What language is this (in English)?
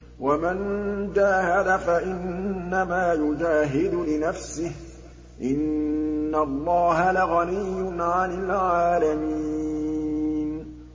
Arabic